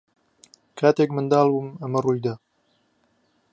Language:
Central Kurdish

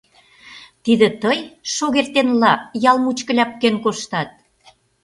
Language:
Mari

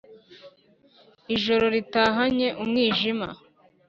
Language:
Kinyarwanda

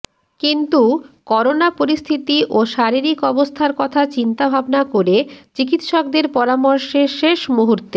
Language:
Bangla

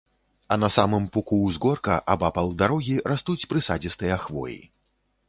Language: Belarusian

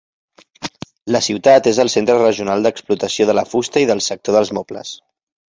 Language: Catalan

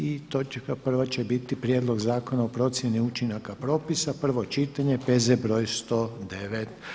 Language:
Croatian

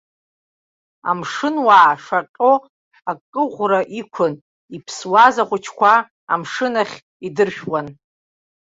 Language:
Abkhazian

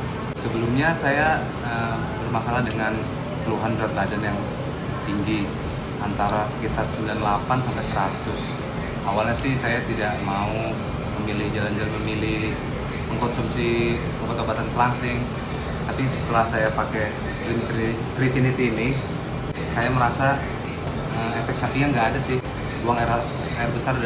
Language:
Indonesian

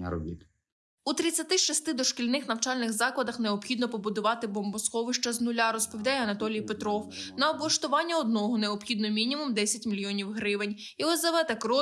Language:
Ukrainian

